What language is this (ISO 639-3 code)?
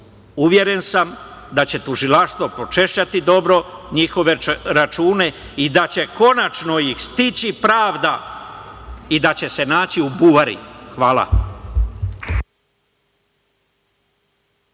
srp